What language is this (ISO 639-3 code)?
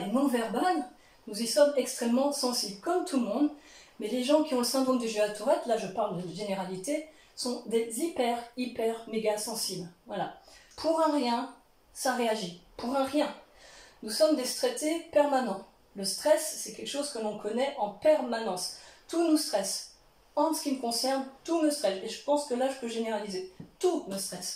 fra